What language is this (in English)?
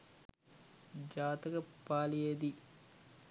Sinhala